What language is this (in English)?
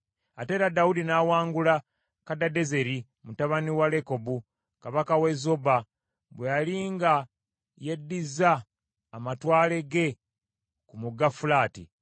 Ganda